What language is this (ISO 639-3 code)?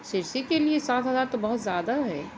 urd